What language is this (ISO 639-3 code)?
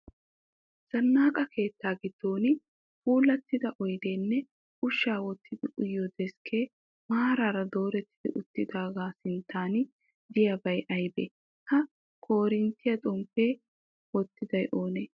wal